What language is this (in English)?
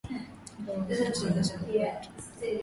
Swahili